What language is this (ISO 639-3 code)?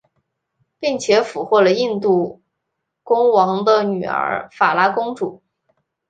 zho